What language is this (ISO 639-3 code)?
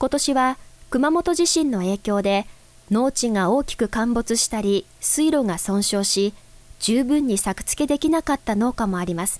jpn